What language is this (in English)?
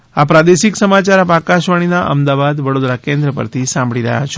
Gujarati